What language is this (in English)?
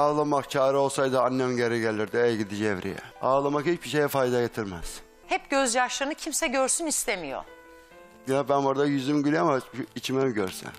Turkish